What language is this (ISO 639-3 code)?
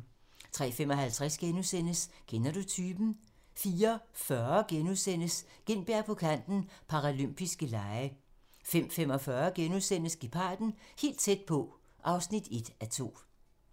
dan